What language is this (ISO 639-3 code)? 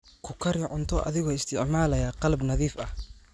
som